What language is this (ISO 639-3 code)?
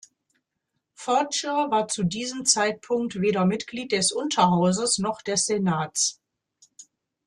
deu